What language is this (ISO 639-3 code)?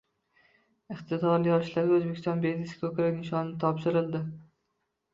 uzb